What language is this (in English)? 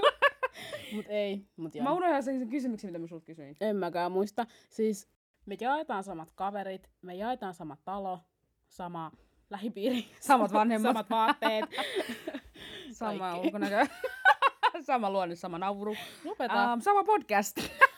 Finnish